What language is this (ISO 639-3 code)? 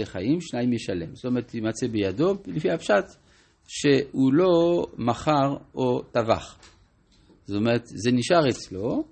heb